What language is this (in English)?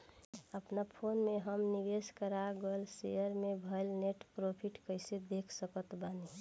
Bhojpuri